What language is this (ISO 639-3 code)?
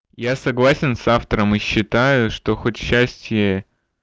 rus